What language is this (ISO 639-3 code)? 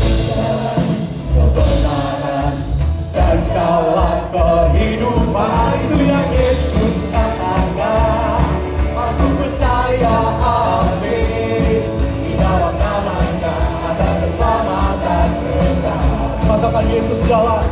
ind